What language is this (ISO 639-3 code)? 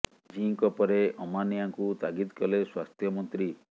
ori